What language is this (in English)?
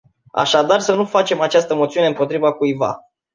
Romanian